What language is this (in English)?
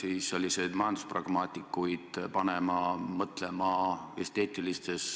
Estonian